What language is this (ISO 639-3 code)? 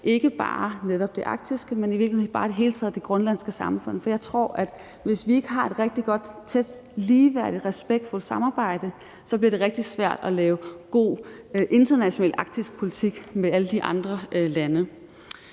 dan